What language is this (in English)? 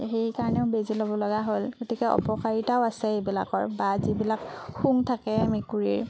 Assamese